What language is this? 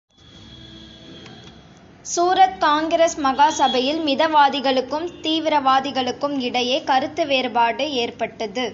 Tamil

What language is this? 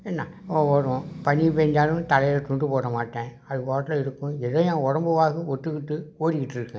Tamil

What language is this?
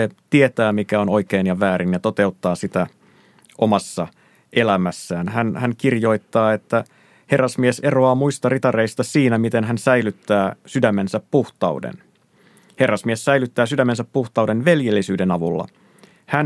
Finnish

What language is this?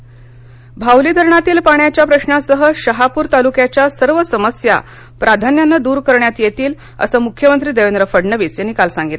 Marathi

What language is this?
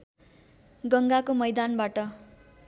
Nepali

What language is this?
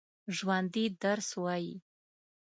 Pashto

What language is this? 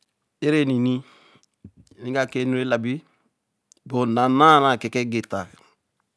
Eleme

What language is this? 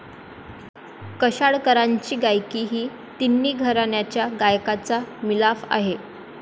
Marathi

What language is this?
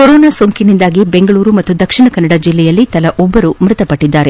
Kannada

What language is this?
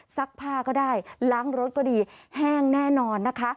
Thai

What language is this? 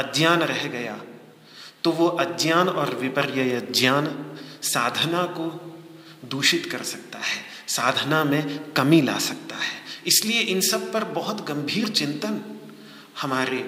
Hindi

